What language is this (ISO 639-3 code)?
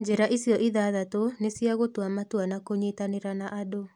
kik